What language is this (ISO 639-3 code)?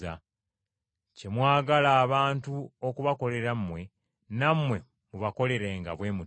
lug